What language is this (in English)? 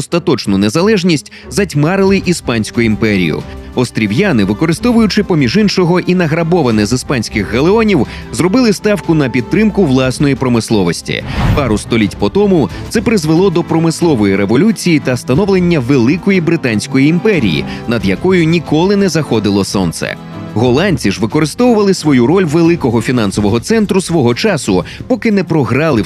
Ukrainian